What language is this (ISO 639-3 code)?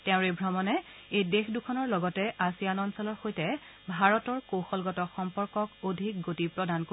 asm